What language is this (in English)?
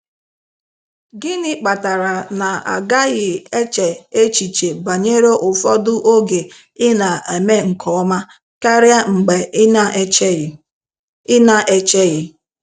Igbo